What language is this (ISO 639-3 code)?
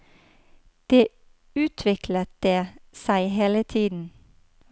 nor